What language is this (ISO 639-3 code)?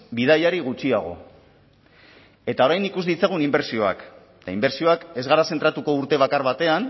eus